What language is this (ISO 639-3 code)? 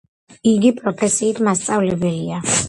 kat